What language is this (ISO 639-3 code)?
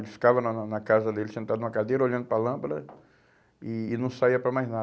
por